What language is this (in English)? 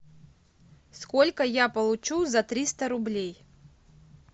Russian